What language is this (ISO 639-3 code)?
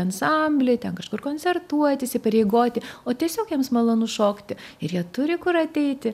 lit